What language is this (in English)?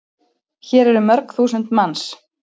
Icelandic